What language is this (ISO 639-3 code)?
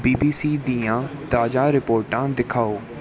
pan